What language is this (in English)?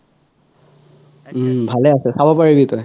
Assamese